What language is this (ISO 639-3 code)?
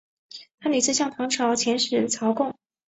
zho